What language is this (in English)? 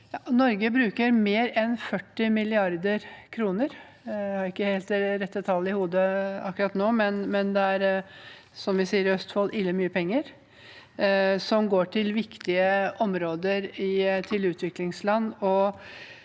Norwegian